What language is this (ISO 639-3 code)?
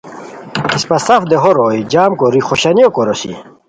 khw